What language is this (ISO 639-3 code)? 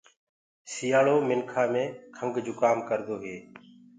ggg